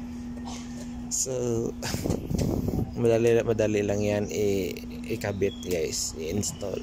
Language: Filipino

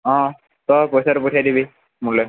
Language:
Assamese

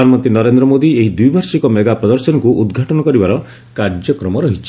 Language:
Odia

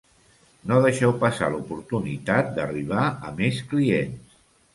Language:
Catalan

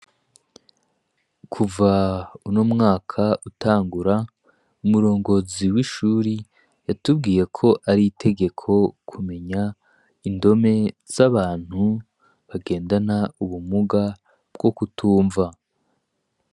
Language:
Rundi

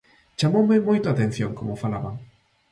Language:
Galician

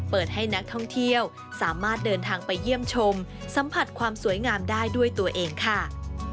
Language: Thai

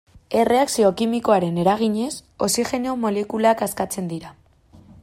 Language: Basque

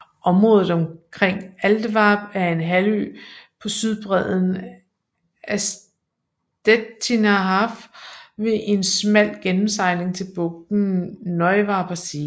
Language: Danish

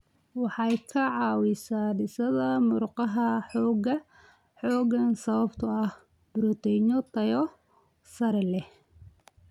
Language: Somali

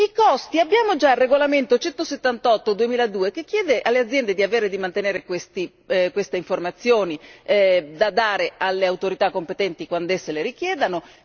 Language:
Italian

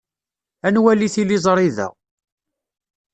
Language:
Kabyle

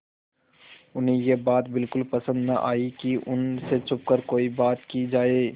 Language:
Hindi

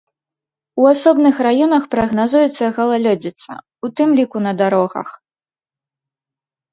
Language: Belarusian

